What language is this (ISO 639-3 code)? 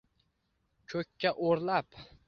uzb